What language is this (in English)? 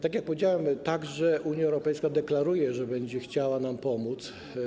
Polish